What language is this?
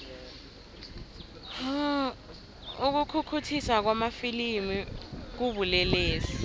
South Ndebele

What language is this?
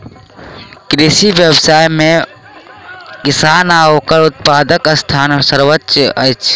Maithili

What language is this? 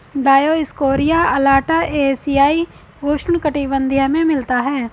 Hindi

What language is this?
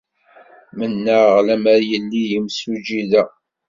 Kabyle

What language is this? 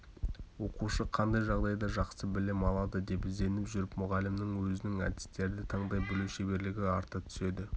Kazakh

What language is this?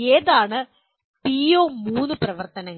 Malayalam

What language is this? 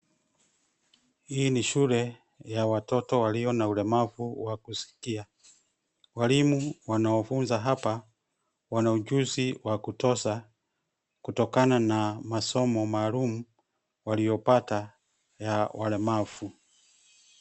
Swahili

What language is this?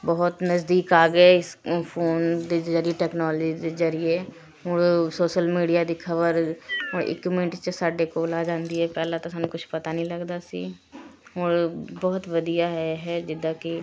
Punjabi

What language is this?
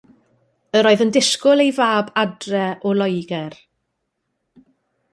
Welsh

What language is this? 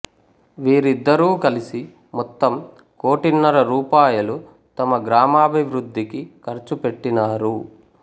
Telugu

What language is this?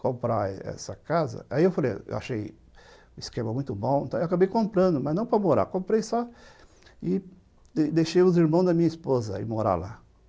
Portuguese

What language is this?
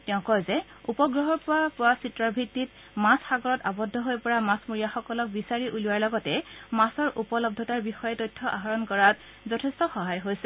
Assamese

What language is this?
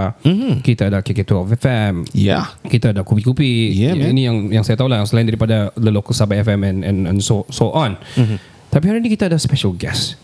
Malay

